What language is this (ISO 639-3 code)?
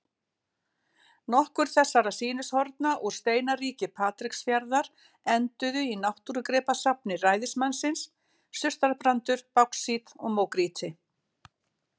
isl